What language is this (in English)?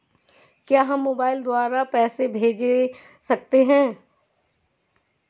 Hindi